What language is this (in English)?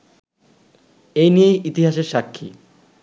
Bangla